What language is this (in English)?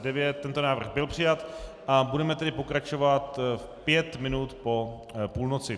Czech